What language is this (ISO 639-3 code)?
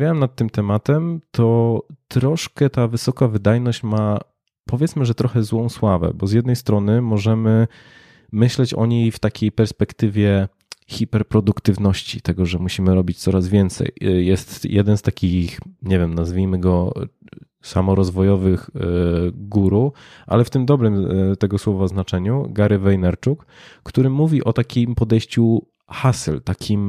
pol